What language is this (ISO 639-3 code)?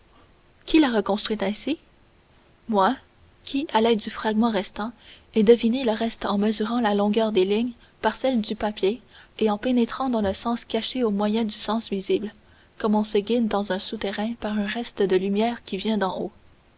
fra